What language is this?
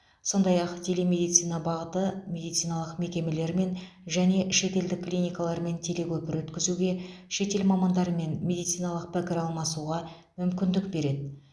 Kazakh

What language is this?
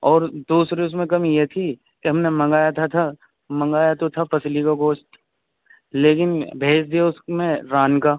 Urdu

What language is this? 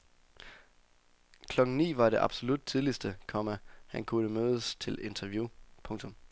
Danish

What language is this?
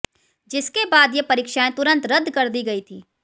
Hindi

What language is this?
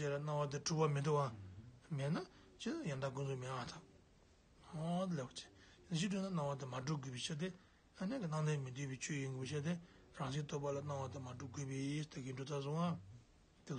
Turkish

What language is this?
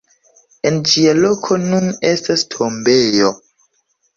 Esperanto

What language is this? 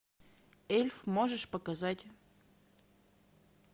Russian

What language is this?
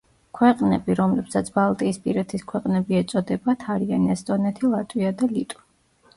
Georgian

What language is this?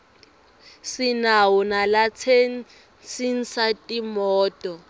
Swati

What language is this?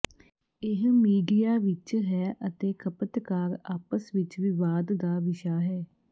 Punjabi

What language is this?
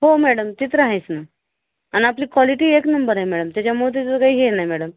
Marathi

